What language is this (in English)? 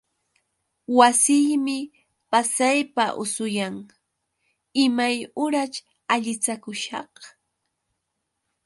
Yauyos Quechua